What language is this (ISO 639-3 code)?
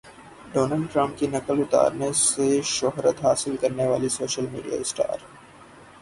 urd